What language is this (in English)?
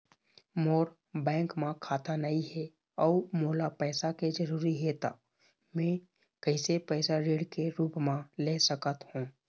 Chhattisgarhi